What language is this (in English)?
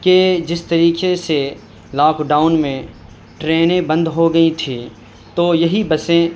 Urdu